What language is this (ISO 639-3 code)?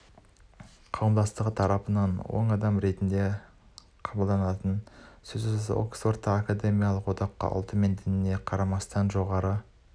kaz